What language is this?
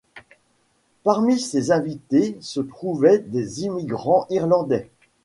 French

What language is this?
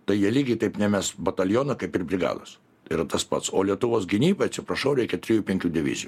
Lithuanian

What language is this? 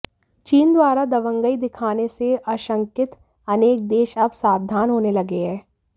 Hindi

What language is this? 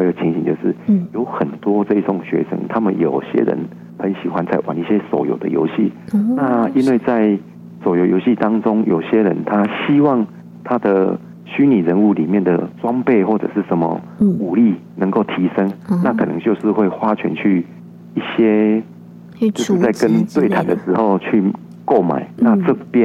Chinese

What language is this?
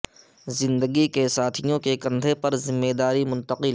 Urdu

